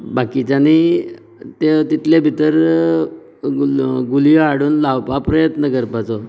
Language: Konkani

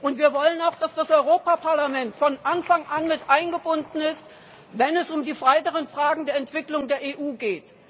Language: German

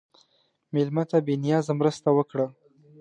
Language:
Pashto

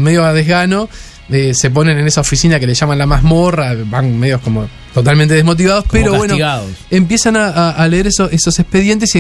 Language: Spanish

